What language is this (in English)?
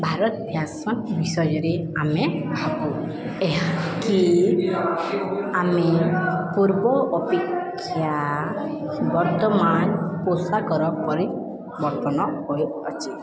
Odia